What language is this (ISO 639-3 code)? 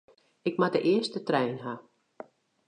fry